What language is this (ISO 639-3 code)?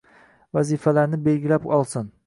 uzb